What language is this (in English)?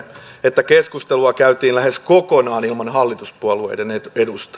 Finnish